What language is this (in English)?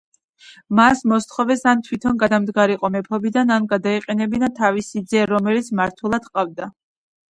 Georgian